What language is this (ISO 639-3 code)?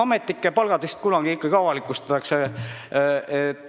est